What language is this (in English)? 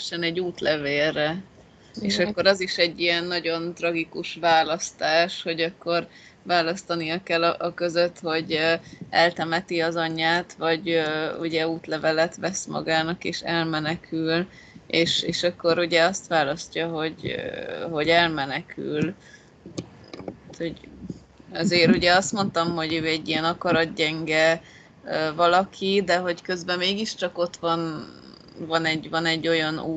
Hungarian